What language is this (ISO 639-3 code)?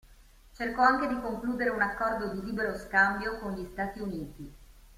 ita